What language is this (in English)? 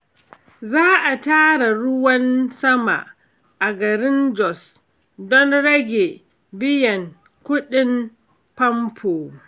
Hausa